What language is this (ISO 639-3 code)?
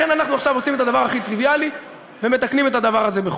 heb